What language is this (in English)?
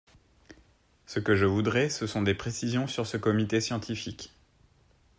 French